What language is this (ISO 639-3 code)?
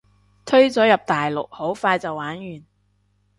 yue